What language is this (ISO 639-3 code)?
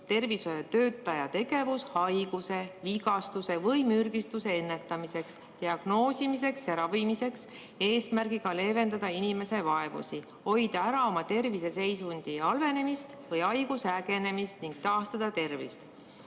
est